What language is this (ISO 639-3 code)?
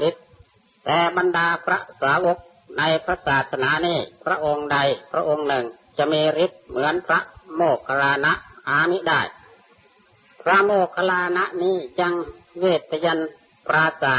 tha